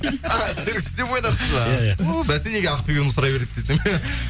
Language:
Kazakh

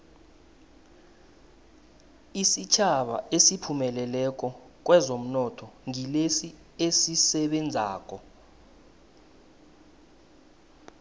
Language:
South Ndebele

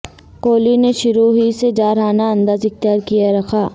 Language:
Urdu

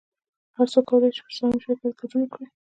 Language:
Pashto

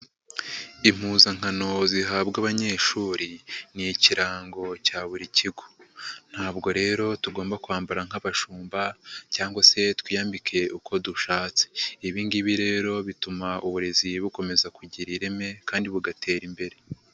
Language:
Kinyarwanda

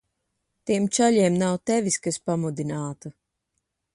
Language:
Latvian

